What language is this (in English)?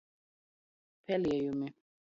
Latgalian